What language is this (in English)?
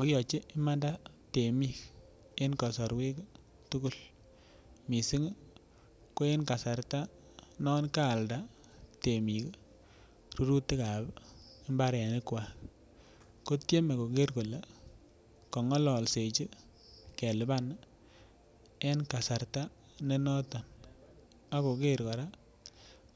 Kalenjin